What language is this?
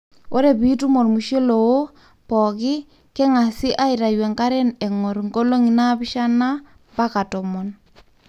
Masai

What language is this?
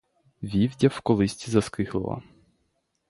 Ukrainian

